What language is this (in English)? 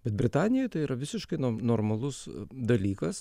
Lithuanian